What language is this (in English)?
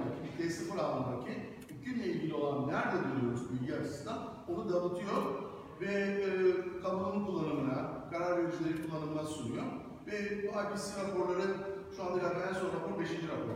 Turkish